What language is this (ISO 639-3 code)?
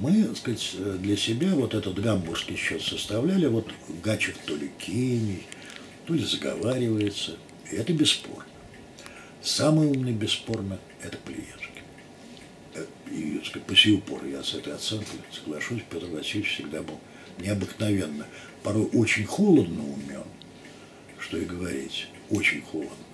rus